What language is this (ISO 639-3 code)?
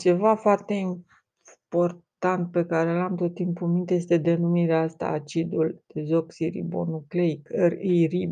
ron